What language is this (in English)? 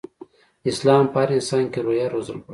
Pashto